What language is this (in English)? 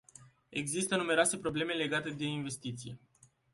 Romanian